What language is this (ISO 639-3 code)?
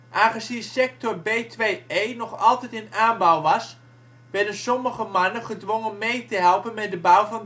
nld